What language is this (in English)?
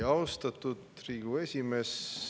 Estonian